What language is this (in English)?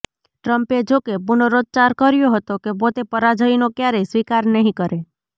Gujarati